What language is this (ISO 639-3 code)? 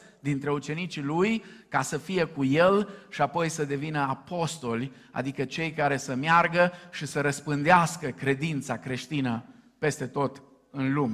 ron